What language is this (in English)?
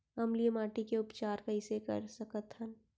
Chhattisgarhi